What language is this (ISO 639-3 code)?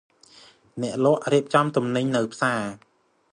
khm